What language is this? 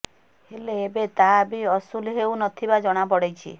Odia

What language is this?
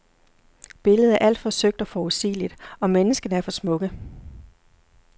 Danish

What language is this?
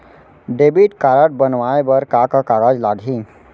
Chhattisgarhi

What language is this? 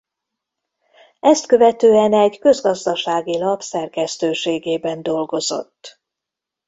Hungarian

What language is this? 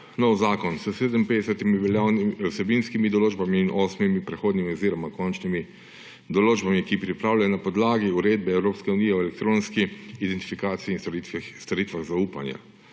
Slovenian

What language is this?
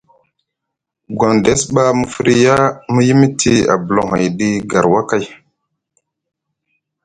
Musgu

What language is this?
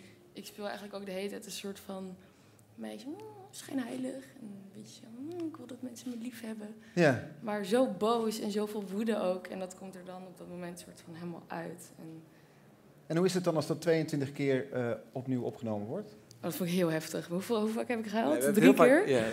Dutch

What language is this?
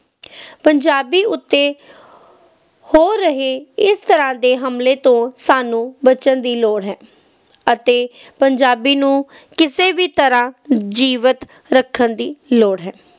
Punjabi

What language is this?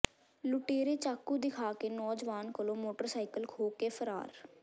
Punjabi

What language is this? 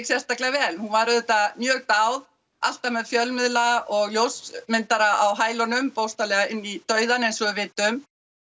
Icelandic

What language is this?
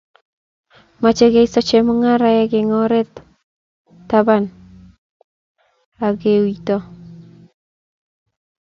Kalenjin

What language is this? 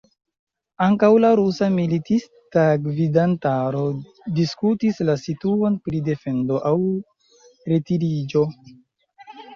Esperanto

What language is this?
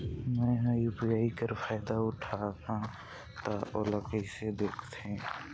Chhattisgarhi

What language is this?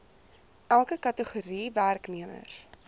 Afrikaans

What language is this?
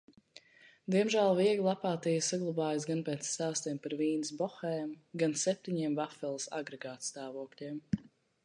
Latvian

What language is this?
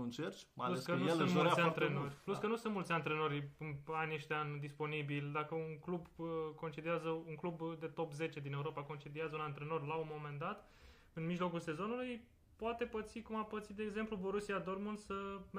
Romanian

